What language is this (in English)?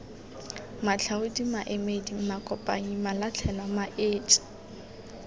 Tswana